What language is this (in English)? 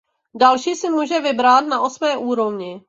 Czech